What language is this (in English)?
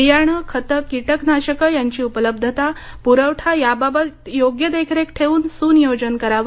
Marathi